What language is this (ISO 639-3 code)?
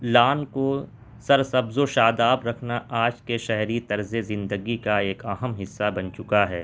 urd